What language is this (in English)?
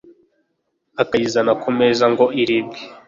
Kinyarwanda